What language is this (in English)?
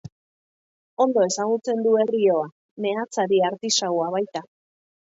Basque